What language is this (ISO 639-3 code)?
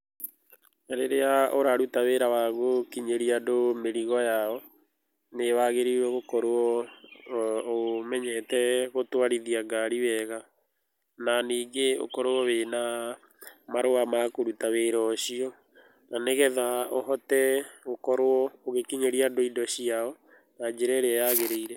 kik